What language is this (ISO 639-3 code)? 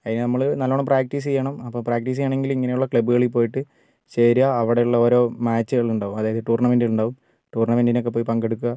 mal